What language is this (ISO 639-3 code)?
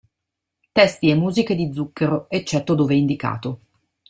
ita